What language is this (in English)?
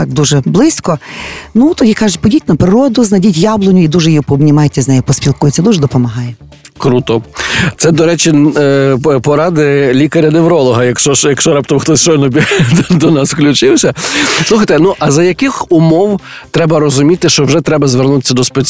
Ukrainian